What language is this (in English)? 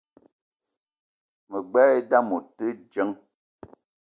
Eton (Cameroon)